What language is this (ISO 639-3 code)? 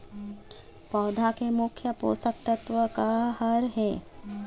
hne